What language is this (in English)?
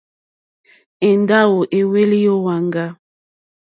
Mokpwe